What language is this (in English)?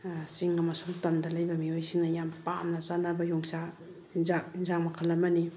Manipuri